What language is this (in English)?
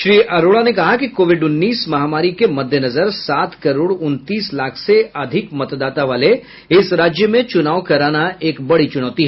Hindi